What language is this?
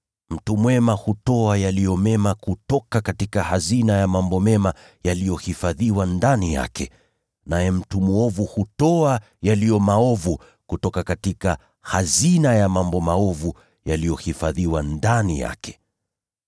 Swahili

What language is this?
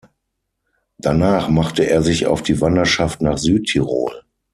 German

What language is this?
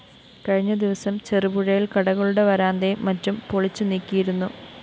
Malayalam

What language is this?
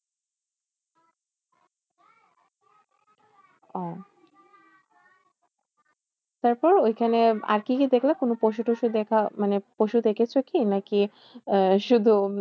Bangla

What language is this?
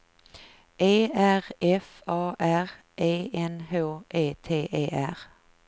Swedish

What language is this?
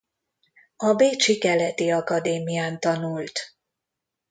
Hungarian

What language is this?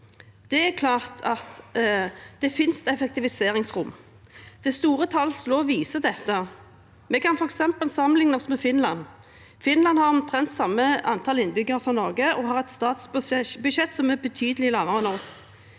Norwegian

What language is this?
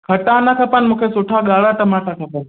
Sindhi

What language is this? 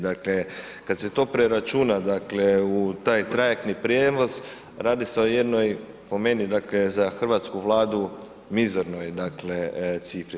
Croatian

